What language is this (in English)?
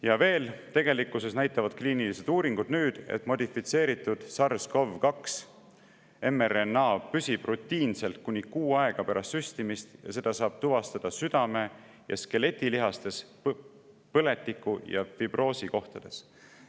Estonian